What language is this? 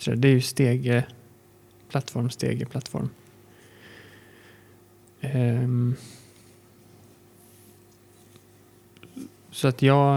Swedish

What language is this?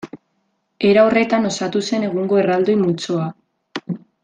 Basque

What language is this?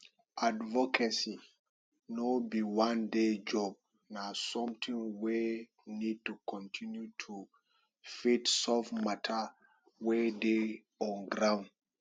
Nigerian Pidgin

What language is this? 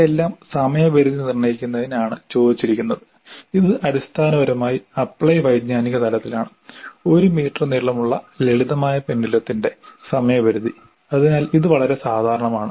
Malayalam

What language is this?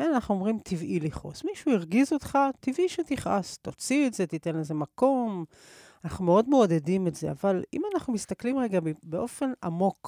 Hebrew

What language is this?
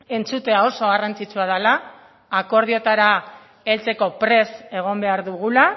Basque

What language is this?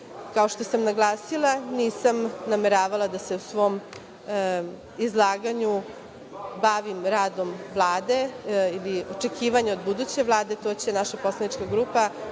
Serbian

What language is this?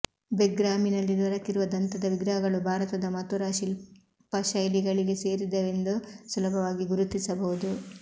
Kannada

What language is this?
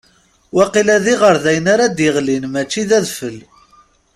Kabyle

